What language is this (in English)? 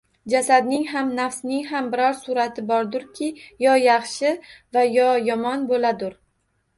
Uzbek